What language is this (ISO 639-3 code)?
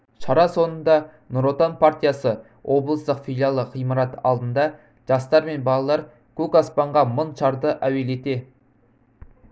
kaz